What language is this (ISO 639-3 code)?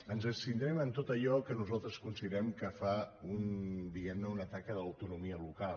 cat